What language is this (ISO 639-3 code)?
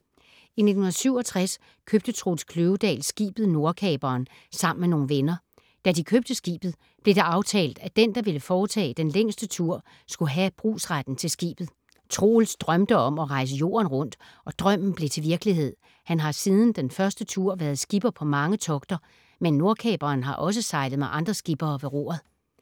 dan